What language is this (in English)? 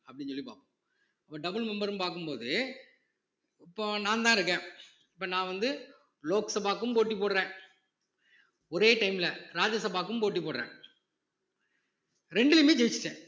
Tamil